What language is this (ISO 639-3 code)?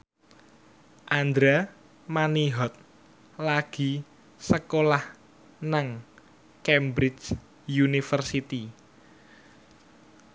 jav